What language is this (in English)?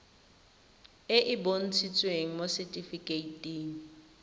Tswana